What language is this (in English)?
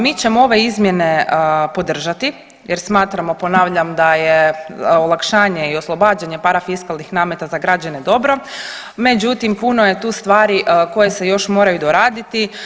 Croatian